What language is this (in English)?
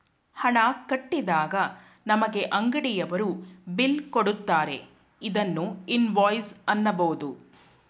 Kannada